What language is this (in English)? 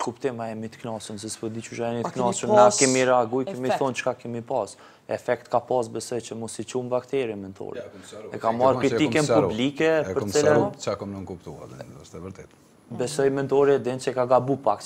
Romanian